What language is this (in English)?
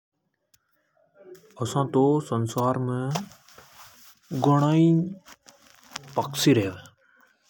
Hadothi